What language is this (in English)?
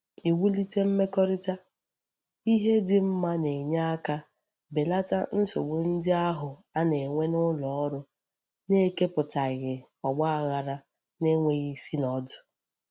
Igbo